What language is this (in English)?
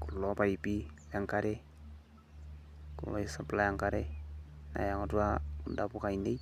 Masai